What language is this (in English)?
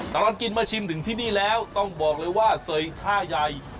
Thai